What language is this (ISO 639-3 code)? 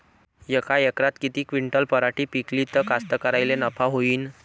mar